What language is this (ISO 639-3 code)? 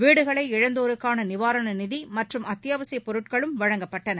tam